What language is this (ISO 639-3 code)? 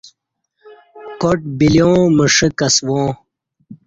bsh